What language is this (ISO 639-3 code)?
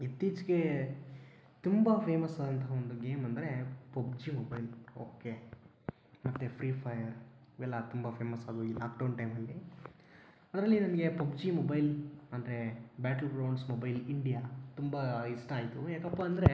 kan